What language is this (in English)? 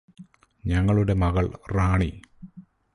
Malayalam